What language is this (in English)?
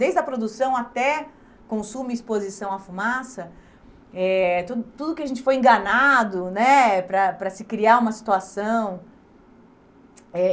Portuguese